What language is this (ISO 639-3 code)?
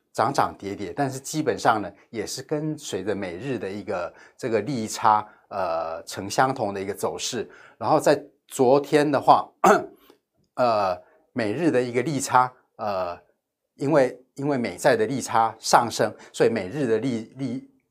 zho